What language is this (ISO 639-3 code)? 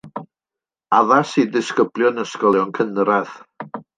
cym